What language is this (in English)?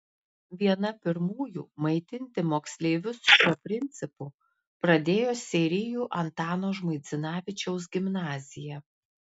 Lithuanian